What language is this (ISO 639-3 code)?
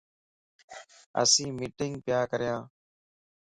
lss